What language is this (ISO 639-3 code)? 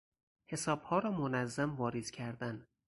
fas